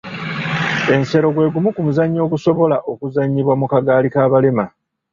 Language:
Ganda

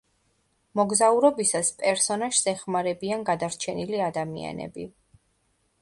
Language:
Georgian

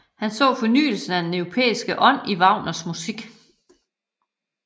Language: Danish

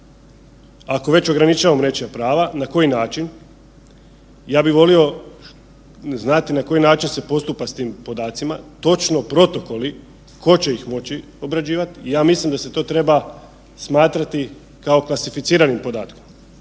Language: Croatian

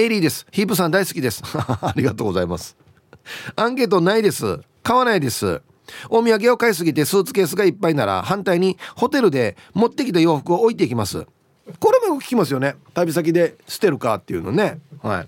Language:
Japanese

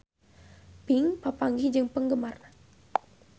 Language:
Sundanese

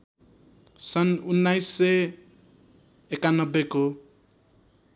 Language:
Nepali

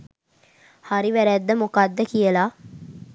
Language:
Sinhala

